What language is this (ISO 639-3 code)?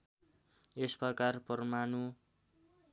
nep